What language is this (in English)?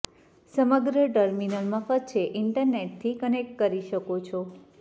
Gujarati